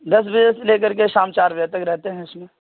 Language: Urdu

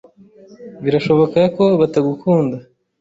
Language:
Kinyarwanda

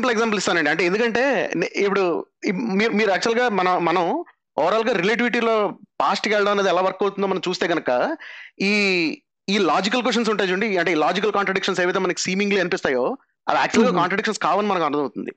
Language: Telugu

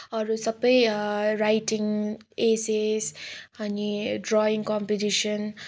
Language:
Nepali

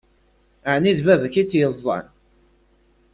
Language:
Kabyle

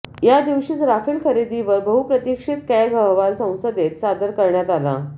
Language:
Marathi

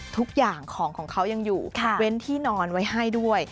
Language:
Thai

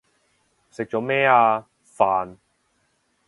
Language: Cantonese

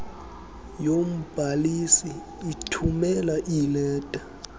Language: Xhosa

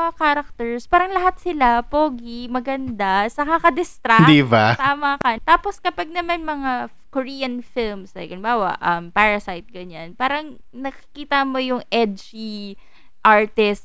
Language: Filipino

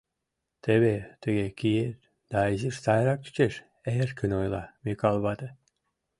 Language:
Mari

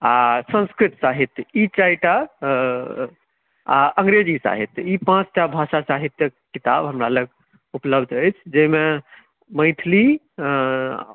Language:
Maithili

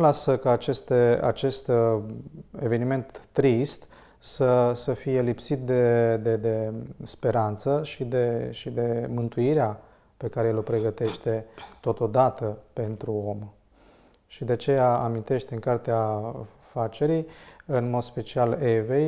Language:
Romanian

